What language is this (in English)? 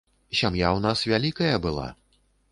Belarusian